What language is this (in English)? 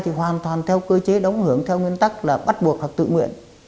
Vietnamese